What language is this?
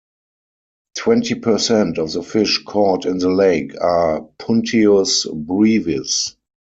English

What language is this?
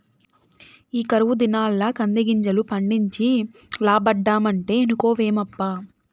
Telugu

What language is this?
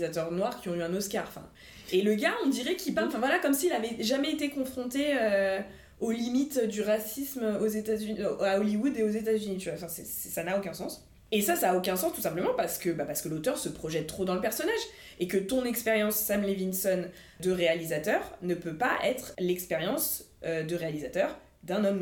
French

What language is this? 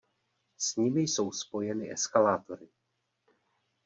Czech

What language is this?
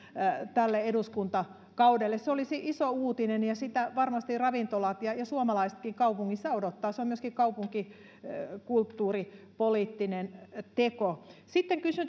Finnish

